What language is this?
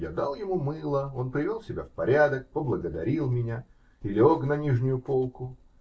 Russian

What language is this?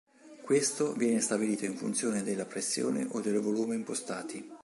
Italian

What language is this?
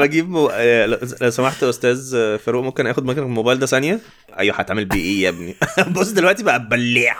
Arabic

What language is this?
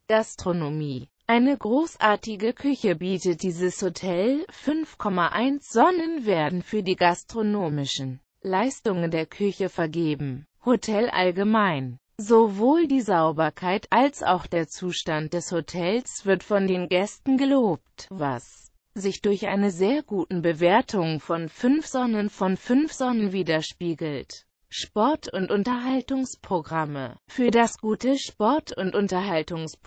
German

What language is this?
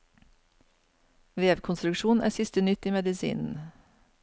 Norwegian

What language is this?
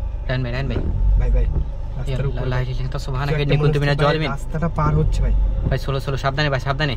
Indonesian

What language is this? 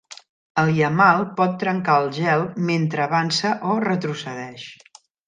Catalan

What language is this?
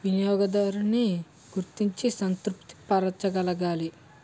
Telugu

